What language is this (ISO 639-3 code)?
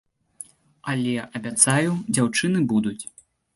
bel